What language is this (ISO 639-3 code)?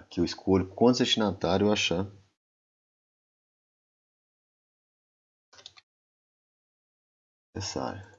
por